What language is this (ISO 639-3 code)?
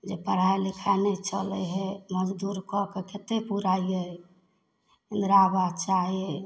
mai